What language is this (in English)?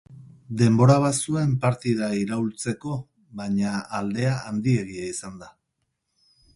Basque